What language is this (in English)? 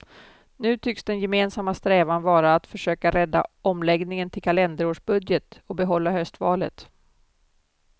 Swedish